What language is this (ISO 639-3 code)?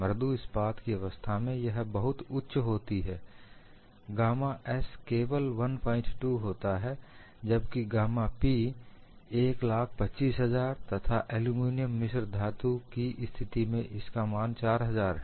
hin